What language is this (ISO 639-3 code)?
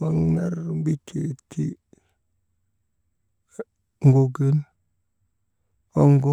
mde